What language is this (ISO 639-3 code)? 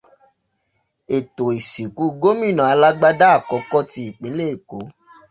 yor